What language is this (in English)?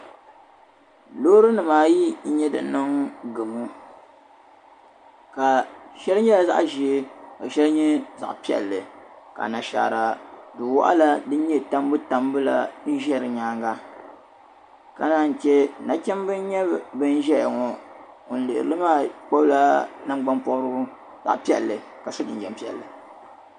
Dagbani